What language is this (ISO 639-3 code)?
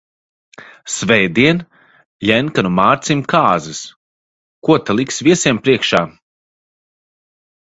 lav